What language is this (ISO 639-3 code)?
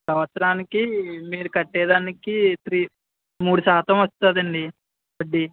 tel